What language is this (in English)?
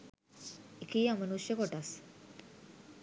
Sinhala